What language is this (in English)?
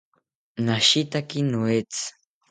South Ucayali Ashéninka